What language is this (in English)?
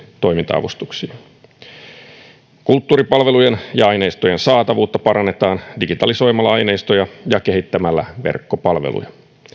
Finnish